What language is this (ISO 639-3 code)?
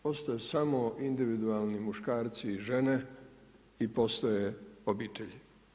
hrv